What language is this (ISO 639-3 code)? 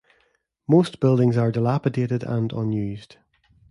eng